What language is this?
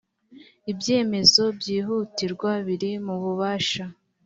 Kinyarwanda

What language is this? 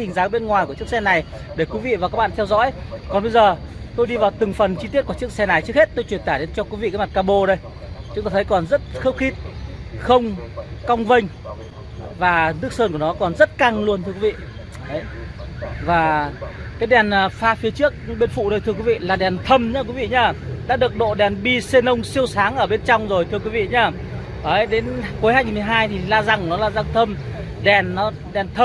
Vietnamese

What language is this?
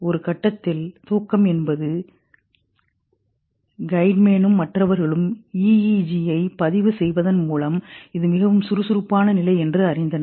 Tamil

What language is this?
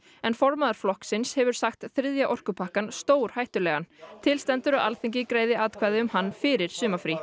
Icelandic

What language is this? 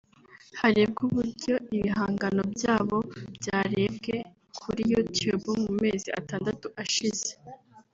Kinyarwanda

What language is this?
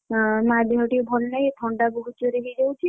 Odia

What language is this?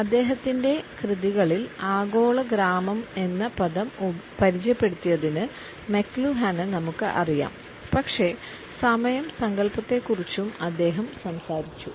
Malayalam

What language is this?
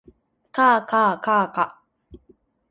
Japanese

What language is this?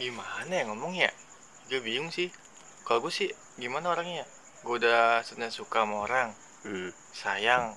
Indonesian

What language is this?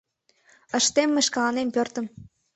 Mari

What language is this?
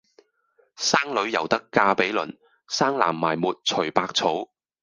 Cantonese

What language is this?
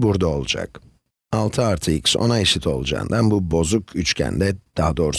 Turkish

